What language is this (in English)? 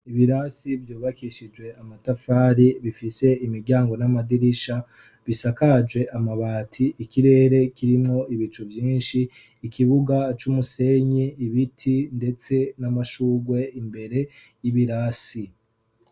Rundi